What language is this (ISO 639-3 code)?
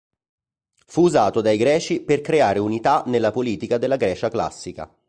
ita